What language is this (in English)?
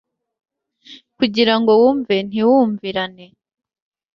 Kinyarwanda